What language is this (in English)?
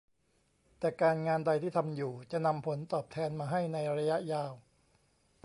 Thai